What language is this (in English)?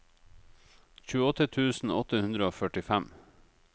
Norwegian